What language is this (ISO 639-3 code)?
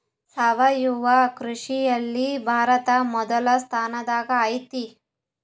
kan